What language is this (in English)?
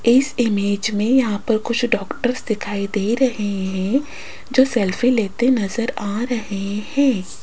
Hindi